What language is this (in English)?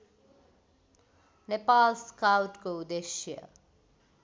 Nepali